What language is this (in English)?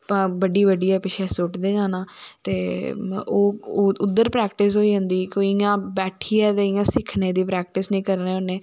Dogri